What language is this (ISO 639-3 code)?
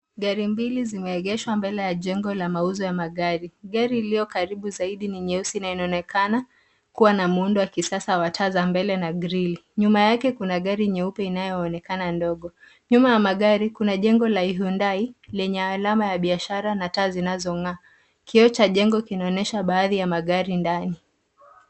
swa